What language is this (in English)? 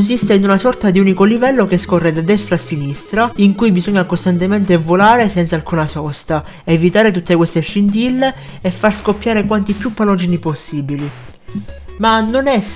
Italian